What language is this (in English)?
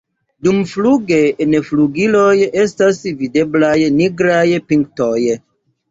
Esperanto